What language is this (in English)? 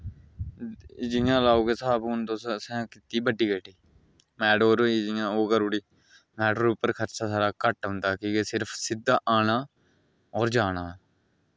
Dogri